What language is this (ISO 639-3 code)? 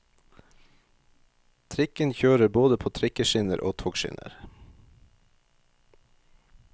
nor